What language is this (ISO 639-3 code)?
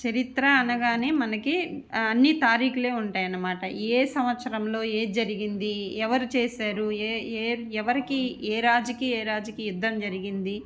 tel